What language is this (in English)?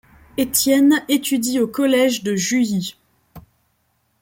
French